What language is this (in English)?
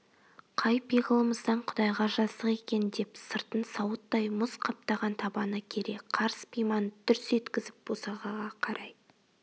Kazakh